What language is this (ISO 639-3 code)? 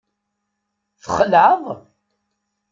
kab